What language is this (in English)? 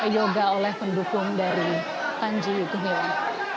Indonesian